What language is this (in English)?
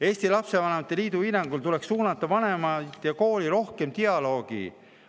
Estonian